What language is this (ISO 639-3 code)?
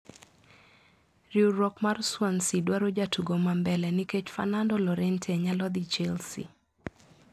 luo